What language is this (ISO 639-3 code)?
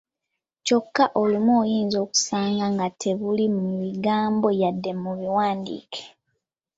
lug